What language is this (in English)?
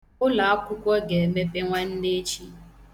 Igbo